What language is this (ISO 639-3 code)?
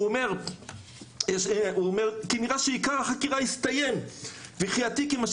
heb